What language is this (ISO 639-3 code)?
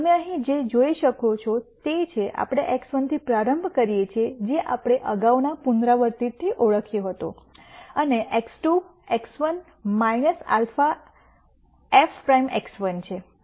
guj